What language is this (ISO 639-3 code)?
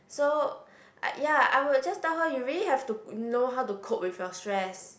eng